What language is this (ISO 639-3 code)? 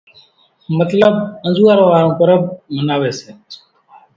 gjk